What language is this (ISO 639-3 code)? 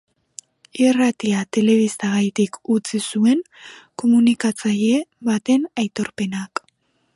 eus